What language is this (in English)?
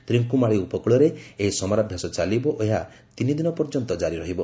Odia